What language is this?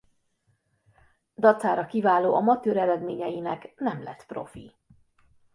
Hungarian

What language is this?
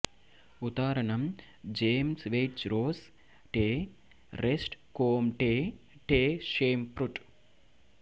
Tamil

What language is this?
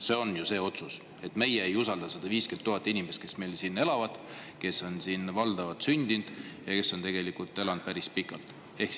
Estonian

